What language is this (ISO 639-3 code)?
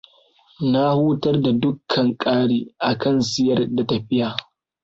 hau